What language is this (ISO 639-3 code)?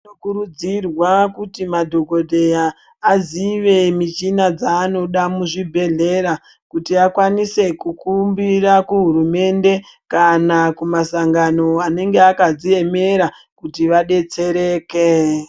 ndc